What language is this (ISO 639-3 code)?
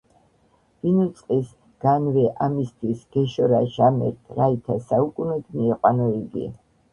kat